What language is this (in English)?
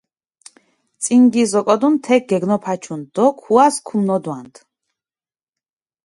Mingrelian